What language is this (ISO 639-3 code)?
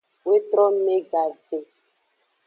ajg